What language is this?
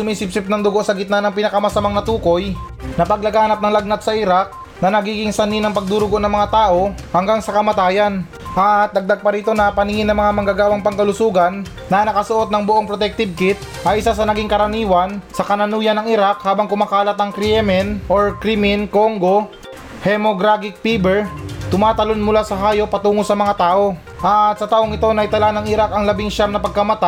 Filipino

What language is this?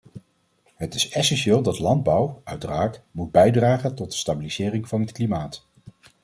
Dutch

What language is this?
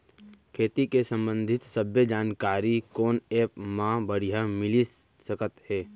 Chhattisgarhi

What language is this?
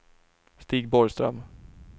Swedish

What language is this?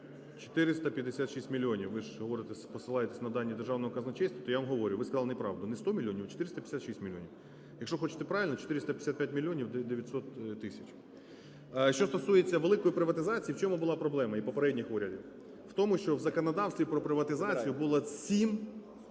Ukrainian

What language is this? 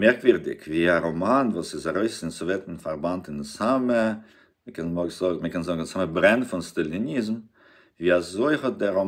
German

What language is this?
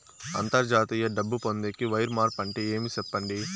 Telugu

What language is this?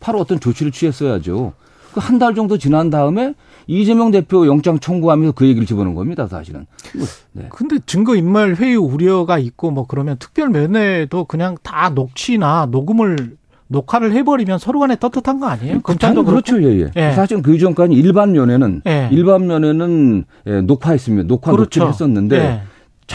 Korean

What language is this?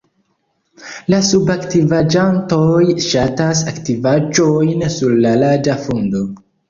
Esperanto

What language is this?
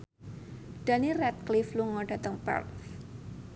Javanese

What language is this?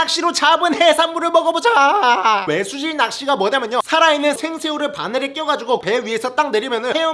Korean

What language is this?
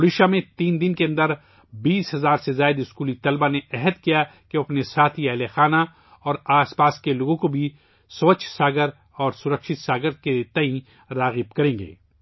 Urdu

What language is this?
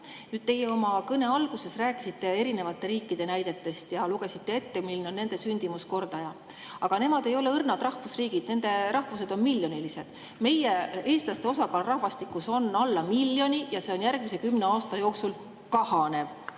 Estonian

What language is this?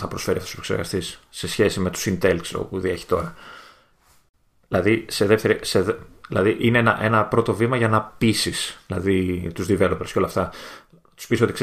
Greek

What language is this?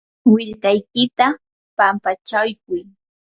Yanahuanca Pasco Quechua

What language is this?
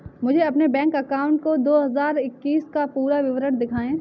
Hindi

